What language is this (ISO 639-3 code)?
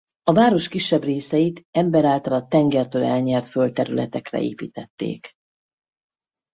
hun